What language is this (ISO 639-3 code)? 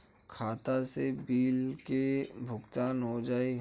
bho